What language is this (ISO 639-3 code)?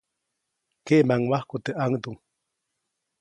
zoc